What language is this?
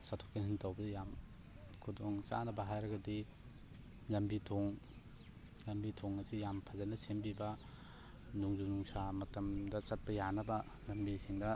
Manipuri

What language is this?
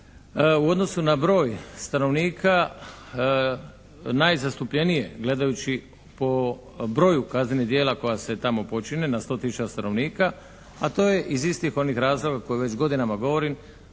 Croatian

